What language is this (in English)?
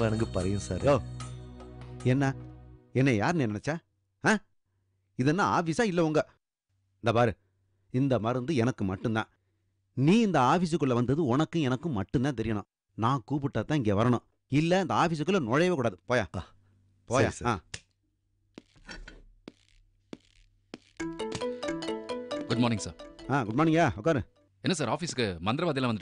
Tamil